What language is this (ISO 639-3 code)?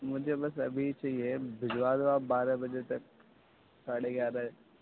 urd